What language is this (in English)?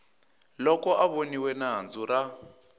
Tsonga